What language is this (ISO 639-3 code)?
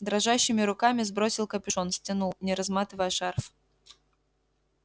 rus